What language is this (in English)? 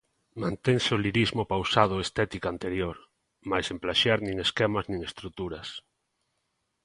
Galician